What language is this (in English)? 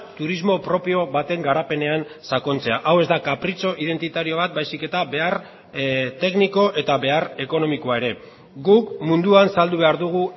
Basque